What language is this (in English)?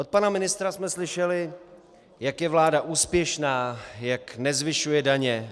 Czech